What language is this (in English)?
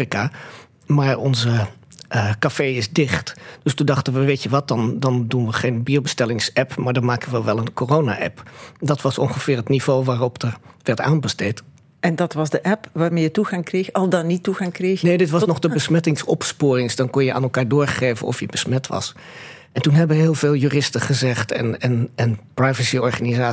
Dutch